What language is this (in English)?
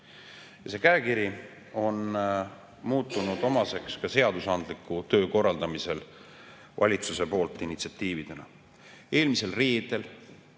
Estonian